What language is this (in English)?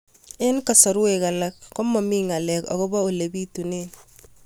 Kalenjin